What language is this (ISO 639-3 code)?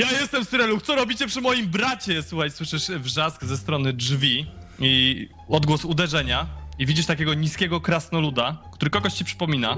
pol